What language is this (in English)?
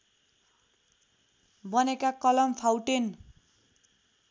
Nepali